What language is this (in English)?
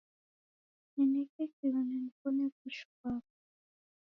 Taita